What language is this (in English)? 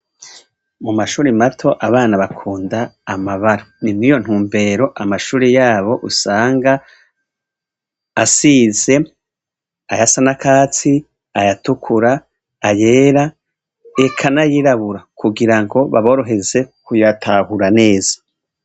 Rundi